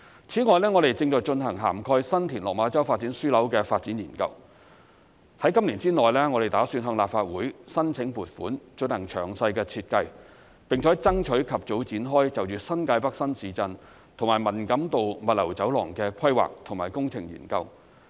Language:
Cantonese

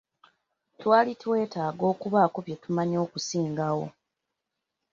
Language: Ganda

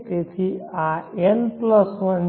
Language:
Gujarati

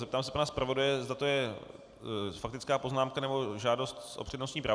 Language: Czech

